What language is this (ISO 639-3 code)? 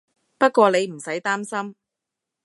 yue